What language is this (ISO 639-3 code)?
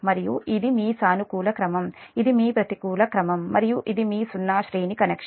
tel